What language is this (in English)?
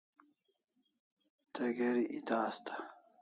Kalasha